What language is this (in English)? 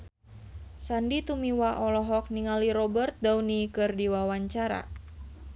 Sundanese